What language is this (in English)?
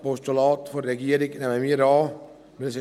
Swiss German